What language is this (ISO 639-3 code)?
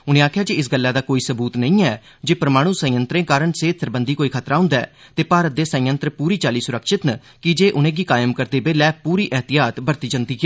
doi